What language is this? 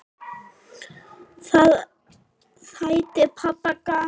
Icelandic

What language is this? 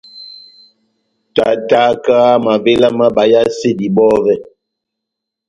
Batanga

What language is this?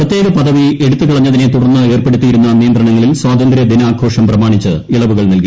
Malayalam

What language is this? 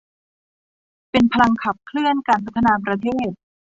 Thai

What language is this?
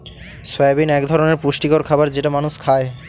Bangla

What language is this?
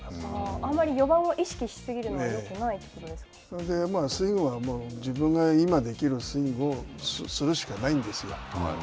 Japanese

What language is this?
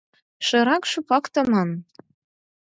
Mari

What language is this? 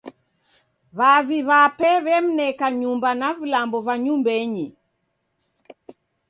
Taita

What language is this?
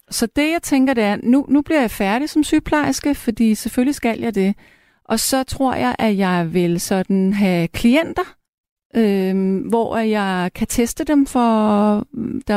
Danish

